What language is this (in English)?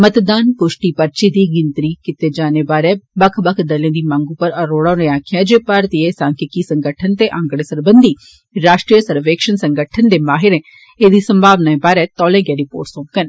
Dogri